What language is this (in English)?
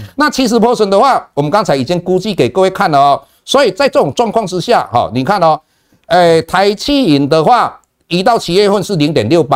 Chinese